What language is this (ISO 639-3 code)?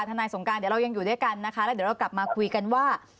tha